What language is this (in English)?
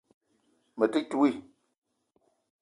Eton (Cameroon)